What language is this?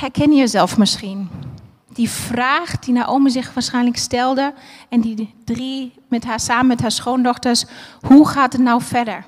Dutch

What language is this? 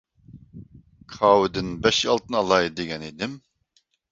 Uyghur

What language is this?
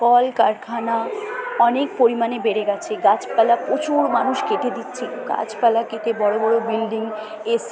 Bangla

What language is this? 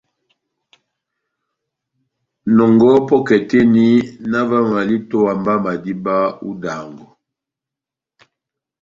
Batanga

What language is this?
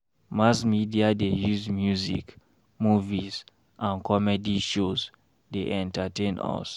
Nigerian Pidgin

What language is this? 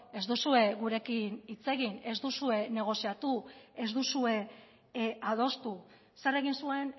Basque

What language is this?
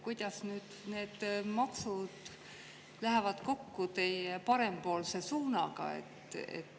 Estonian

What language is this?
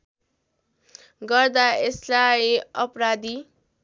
Nepali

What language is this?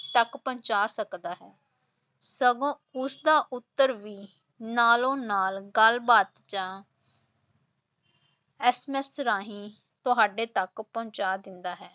Punjabi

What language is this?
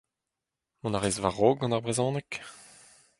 Breton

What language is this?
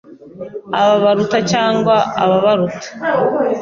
Kinyarwanda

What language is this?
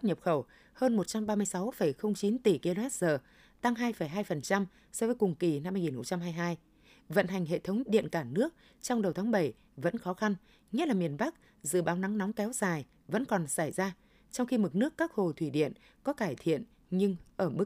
Vietnamese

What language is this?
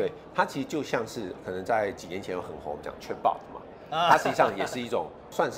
Chinese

